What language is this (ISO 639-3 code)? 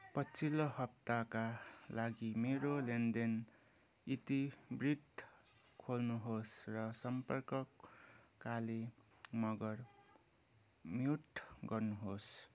nep